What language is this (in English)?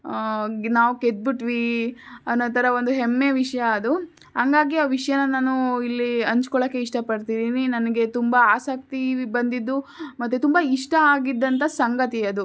Kannada